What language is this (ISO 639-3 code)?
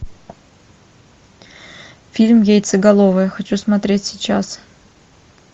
rus